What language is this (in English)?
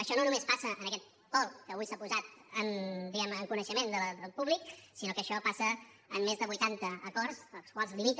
Catalan